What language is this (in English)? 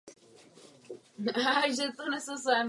Czech